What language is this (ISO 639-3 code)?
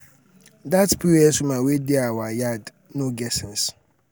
pcm